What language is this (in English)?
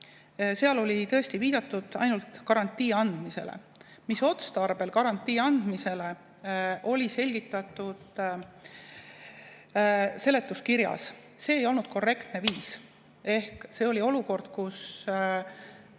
Estonian